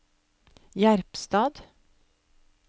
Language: Norwegian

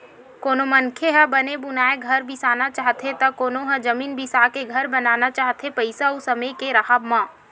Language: Chhattisgarhi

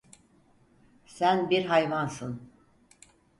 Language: Turkish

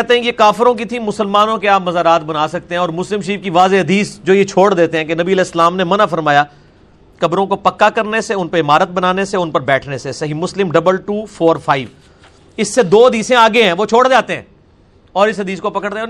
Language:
Urdu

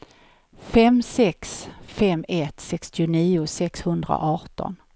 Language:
Swedish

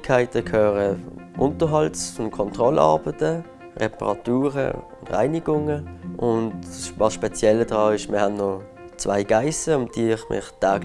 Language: German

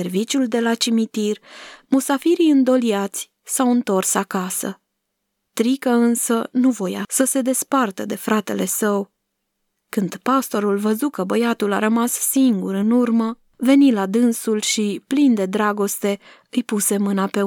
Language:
Romanian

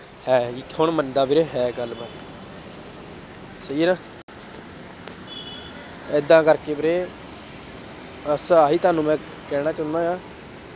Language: Punjabi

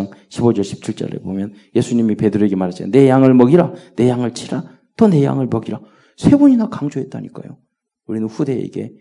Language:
Korean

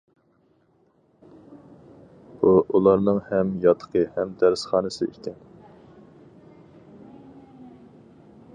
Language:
Uyghur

